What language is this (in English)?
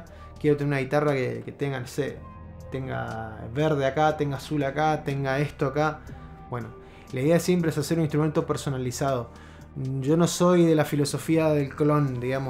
Spanish